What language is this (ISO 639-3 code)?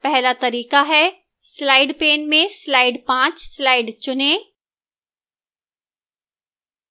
hin